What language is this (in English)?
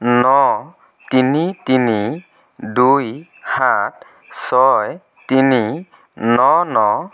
Assamese